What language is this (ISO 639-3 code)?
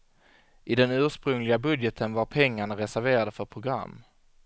swe